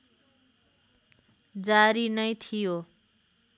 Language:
Nepali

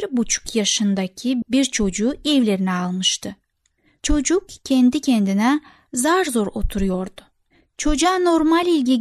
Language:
Turkish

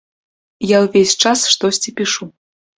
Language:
Belarusian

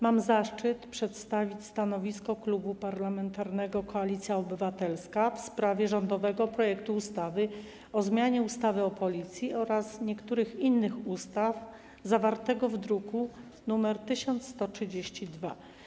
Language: Polish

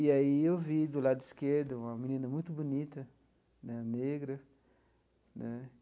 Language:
Portuguese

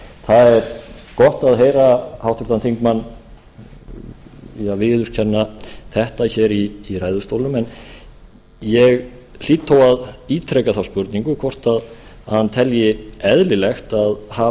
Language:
Icelandic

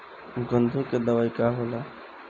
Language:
Bhojpuri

